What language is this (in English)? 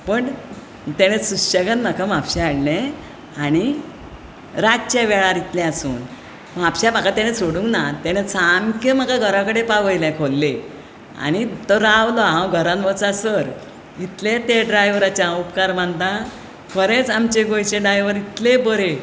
Konkani